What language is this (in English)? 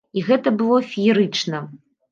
Belarusian